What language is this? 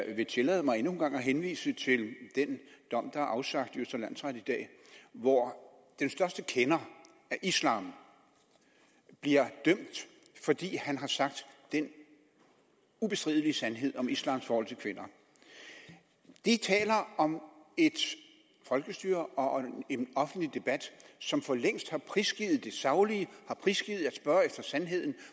Danish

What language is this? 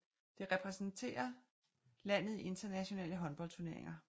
Danish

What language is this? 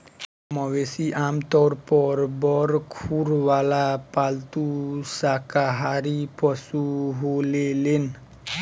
Bhojpuri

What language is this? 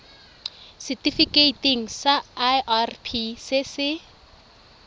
Tswana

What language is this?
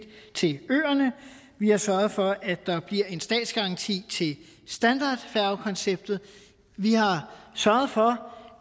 Danish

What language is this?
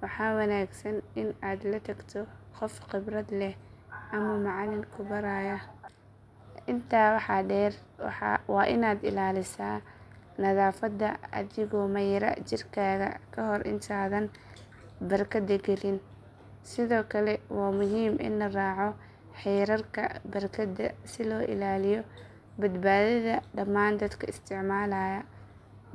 Somali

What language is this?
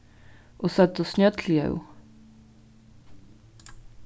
Faroese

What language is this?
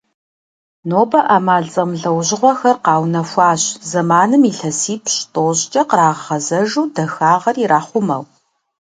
Kabardian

